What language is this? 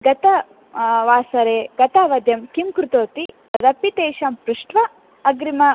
Sanskrit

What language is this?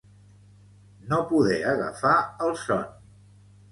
Catalan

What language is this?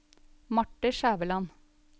Norwegian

